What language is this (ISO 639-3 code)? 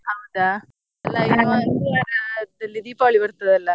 kan